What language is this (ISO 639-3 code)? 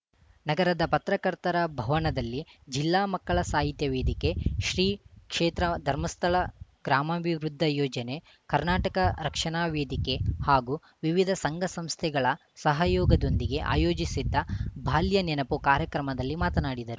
kan